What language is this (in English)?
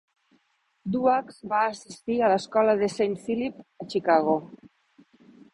Catalan